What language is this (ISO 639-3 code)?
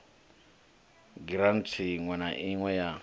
ven